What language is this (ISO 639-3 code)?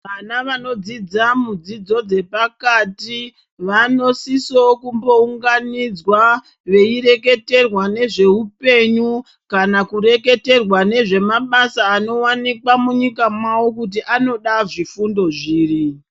ndc